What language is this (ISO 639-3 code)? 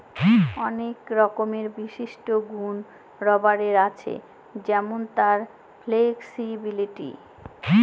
ben